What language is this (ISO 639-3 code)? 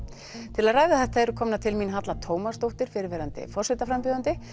isl